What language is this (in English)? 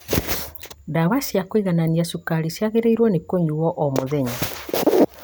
Kikuyu